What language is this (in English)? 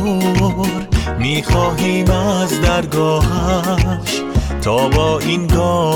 Persian